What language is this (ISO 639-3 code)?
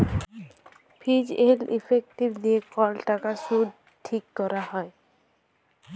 ben